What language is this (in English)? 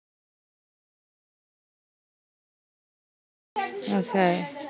Marathi